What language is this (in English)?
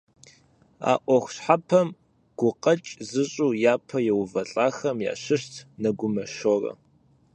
Kabardian